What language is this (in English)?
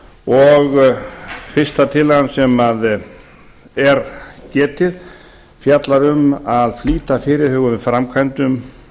Icelandic